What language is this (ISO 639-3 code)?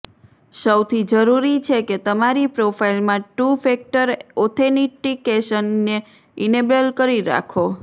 guj